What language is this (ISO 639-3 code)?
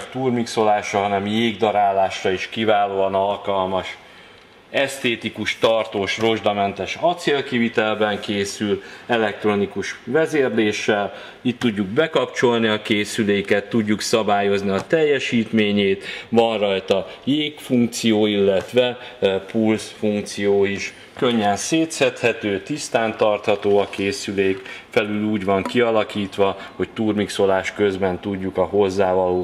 hun